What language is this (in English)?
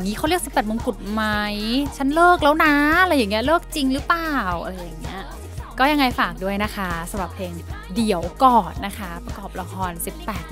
Thai